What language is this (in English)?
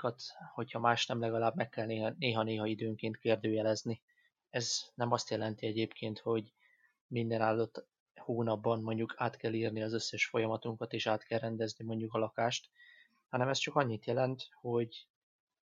Hungarian